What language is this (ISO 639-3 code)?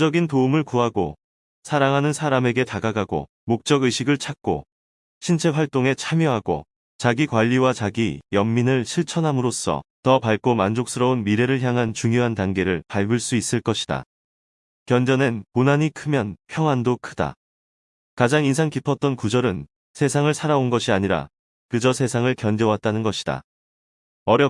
kor